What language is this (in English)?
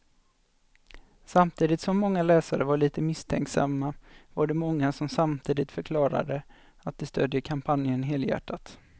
Swedish